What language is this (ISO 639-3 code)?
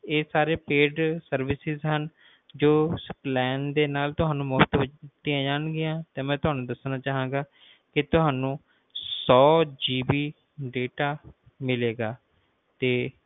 pan